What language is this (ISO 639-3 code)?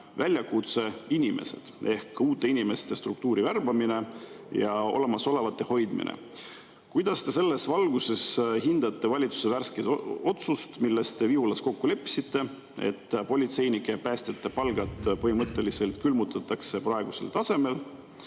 est